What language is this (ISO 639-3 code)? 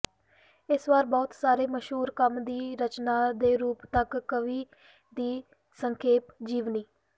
pan